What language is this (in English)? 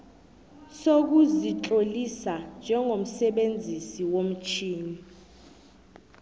South Ndebele